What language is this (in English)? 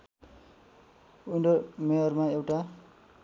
Nepali